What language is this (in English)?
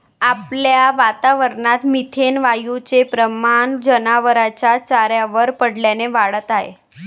Marathi